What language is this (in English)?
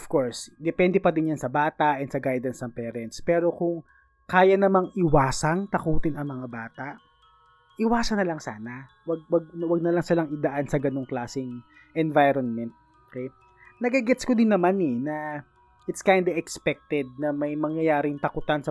Filipino